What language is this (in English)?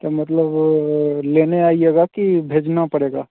Hindi